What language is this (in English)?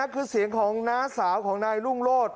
Thai